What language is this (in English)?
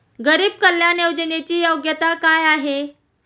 Marathi